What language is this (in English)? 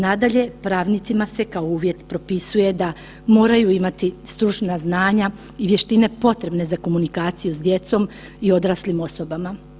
Croatian